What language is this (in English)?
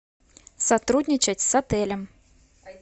Russian